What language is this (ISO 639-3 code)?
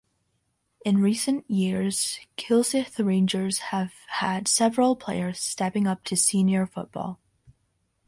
eng